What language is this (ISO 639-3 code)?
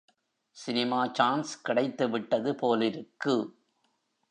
tam